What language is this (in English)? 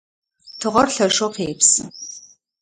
Adyghe